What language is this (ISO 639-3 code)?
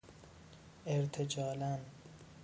fas